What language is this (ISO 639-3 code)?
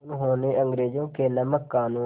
hin